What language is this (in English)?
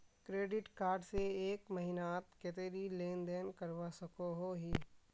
Magahi